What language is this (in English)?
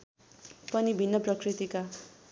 Nepali